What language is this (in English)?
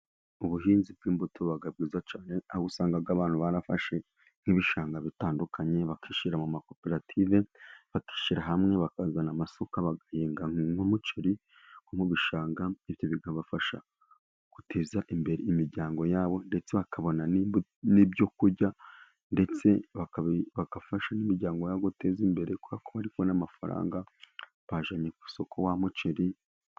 Kinyarwanda